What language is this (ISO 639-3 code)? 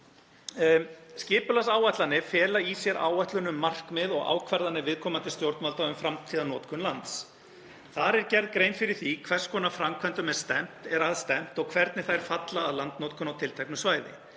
isl